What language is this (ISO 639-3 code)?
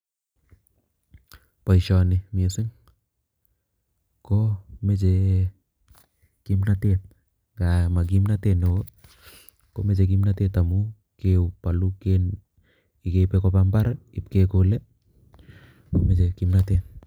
kln